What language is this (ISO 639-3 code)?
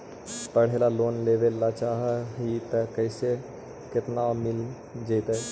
mag